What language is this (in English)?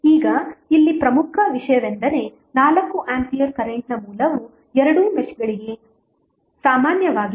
Kannada